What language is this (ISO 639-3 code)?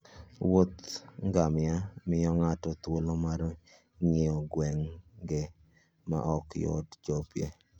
luo